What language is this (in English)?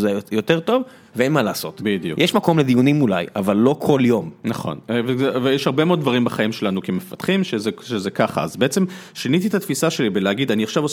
Hebrew